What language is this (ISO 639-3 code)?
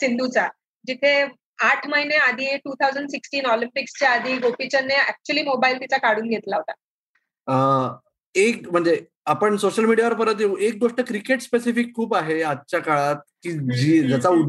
mar